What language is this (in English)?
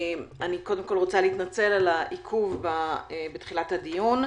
Hebrew